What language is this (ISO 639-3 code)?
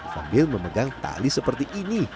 ind